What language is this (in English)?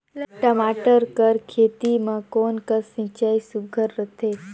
Chhattisgarhi